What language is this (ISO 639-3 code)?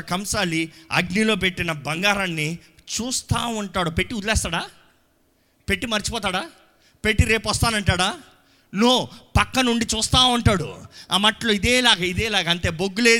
tel